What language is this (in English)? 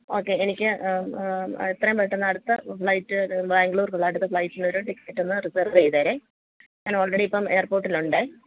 Malayalam